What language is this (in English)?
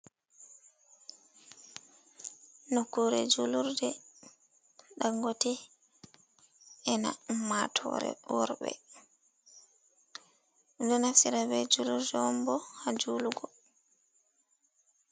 Fula